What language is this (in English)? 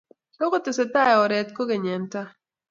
Kalenjin